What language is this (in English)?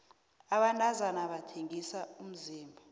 South Ndebele